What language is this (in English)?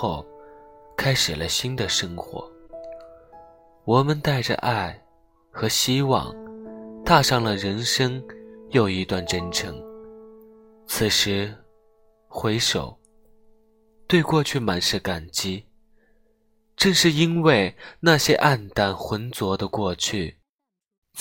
Chinese